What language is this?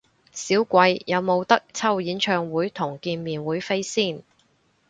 Cantonese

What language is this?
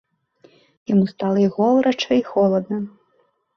Belarusian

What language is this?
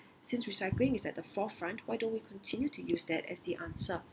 English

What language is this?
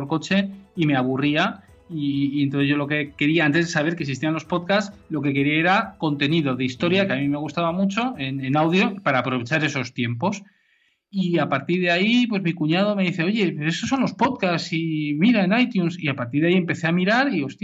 Spanish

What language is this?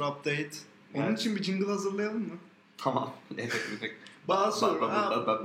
Turkish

